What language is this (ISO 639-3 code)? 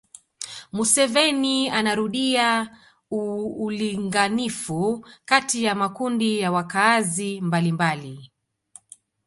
swa